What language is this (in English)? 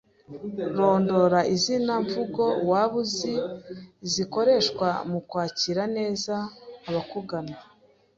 Kinyarwanda